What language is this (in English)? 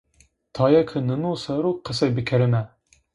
Zaza